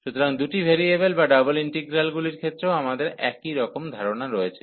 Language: Bangla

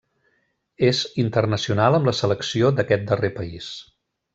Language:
Catalan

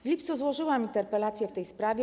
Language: Polish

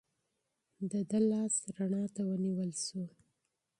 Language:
Pashto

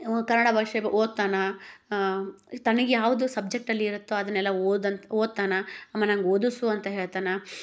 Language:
Kannada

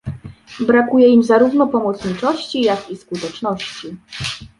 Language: Polish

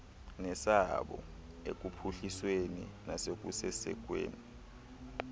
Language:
Xhosa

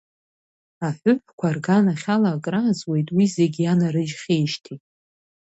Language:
Abkhazian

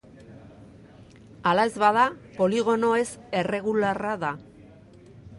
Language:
Basque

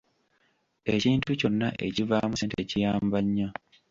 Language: Ganda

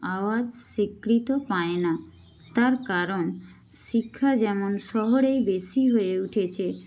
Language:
Bangla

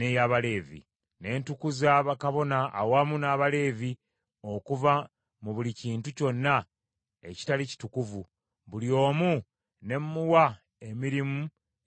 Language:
Ganda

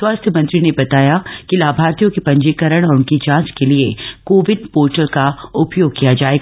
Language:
Hindi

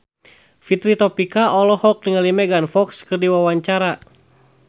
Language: Sundanese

